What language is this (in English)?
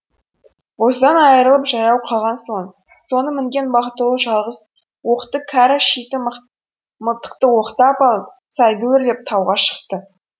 Kazakh